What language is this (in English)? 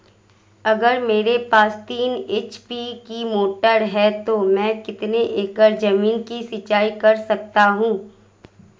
Hindi